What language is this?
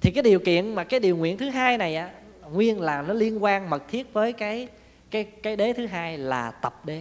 Vietnamese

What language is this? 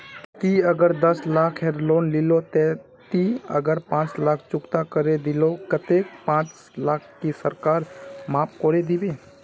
Magahi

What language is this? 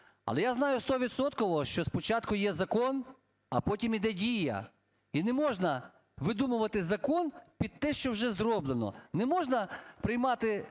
Ukrainian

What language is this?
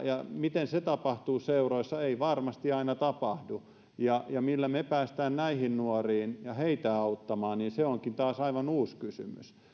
Finnish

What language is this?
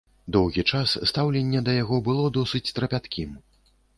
Belarusian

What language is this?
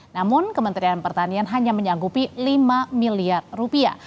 Indonesian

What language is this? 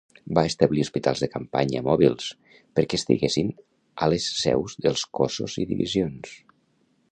Catalan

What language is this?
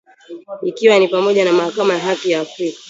Swahili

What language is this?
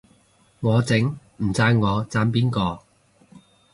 Cantonese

